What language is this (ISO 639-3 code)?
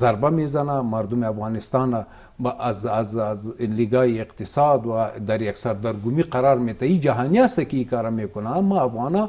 fas